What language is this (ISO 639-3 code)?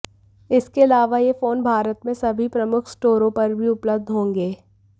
hin